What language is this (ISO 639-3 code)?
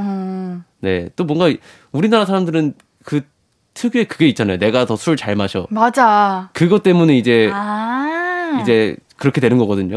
kor